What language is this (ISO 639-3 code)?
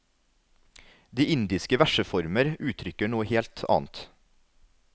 nor